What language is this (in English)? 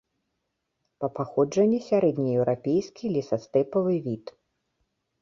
Belarusian